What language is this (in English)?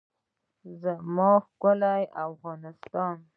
Pashto